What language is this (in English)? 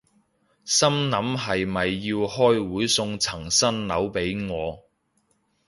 Cantonese